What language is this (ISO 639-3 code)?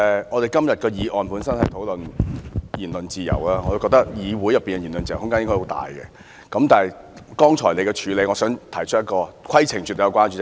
yue